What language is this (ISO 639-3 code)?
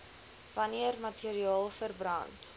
afr